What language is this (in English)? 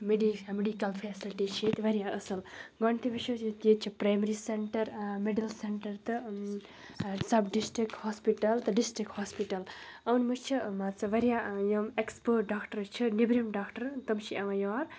Kashmiri